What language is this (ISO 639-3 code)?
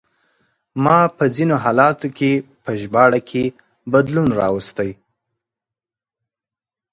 pus